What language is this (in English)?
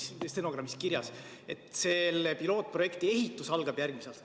Estonian